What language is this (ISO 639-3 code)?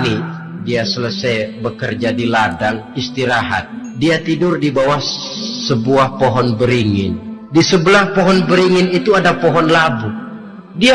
ind